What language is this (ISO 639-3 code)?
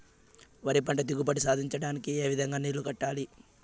tel